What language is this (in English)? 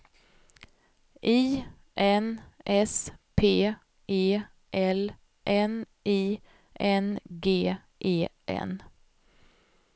Swedish